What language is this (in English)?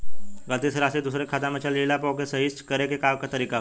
Bhojpuri